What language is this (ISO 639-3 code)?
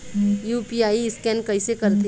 hne